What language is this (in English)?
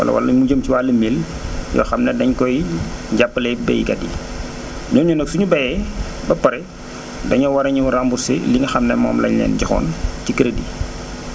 Wolof